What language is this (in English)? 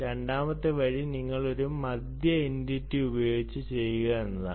Malayalam